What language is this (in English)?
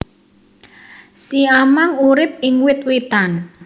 Javanese